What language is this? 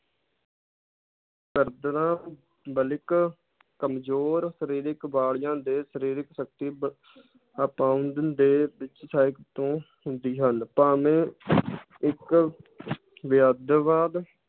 Punjabi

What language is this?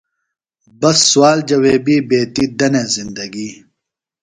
Phalura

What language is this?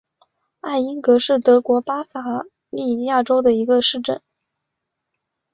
Chinese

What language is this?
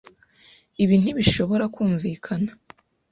Kinyarwanda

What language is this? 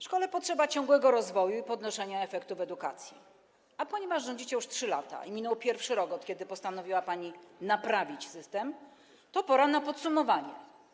Polish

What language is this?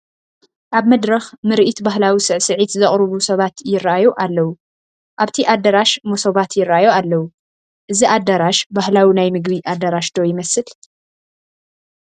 Tigrinya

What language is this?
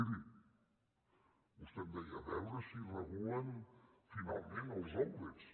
Catalan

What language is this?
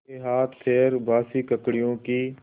Hindi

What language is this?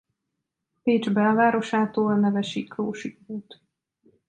Hungarian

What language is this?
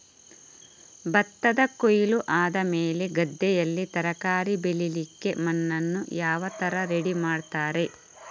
Kannada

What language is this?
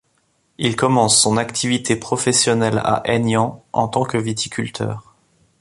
French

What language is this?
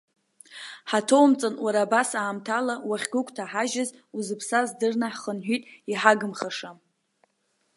Abkhazian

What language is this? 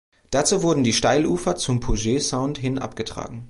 German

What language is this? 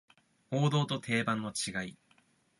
Japanese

